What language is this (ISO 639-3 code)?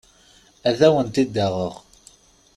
kab